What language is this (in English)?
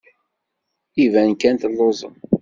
Kabyle